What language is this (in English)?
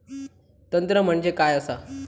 Marathi